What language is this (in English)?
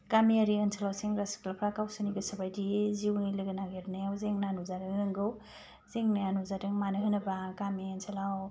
Bodo